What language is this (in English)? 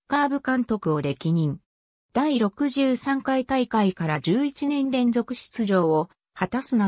Japanese